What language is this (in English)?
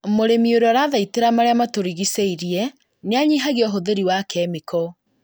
Kikuyu